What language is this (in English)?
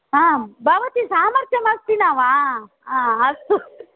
Sanskrit